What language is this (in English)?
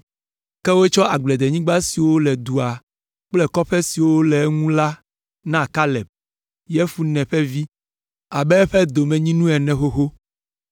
Ewe